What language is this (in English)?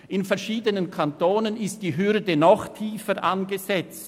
Swiss German